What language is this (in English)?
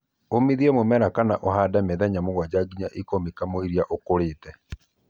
Kikuyu